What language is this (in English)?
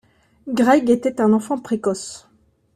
French